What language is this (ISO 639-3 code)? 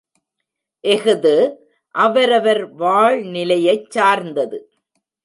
tam